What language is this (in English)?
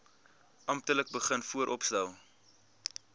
Afrikaans